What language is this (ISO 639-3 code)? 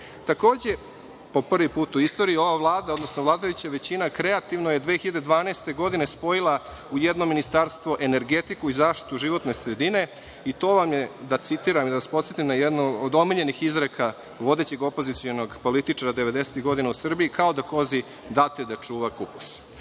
srp